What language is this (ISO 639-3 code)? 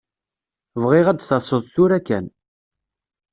kab